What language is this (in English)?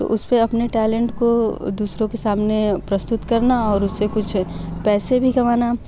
Hindi